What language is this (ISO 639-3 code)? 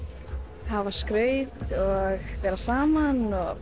isl